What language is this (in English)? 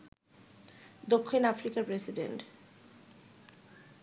Bangla